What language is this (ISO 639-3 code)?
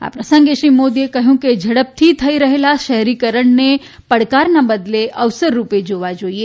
guj